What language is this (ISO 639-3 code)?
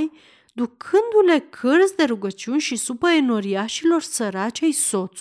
ron